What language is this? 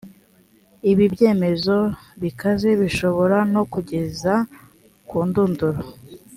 Kinyarwanda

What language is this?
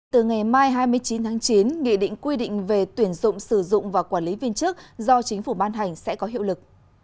Vietnamese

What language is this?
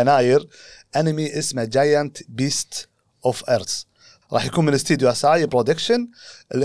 Arabic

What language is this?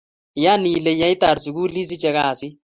Kalenjin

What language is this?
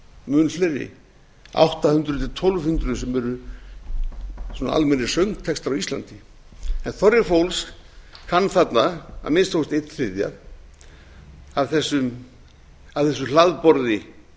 Icelandic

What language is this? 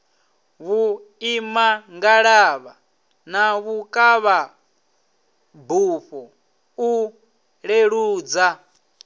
Venda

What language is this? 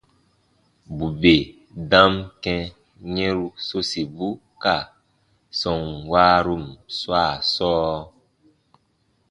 Baatonum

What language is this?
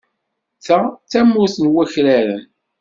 Kabyle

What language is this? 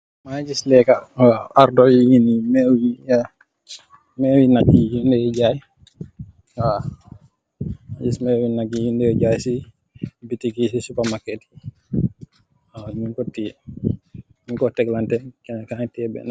Wolof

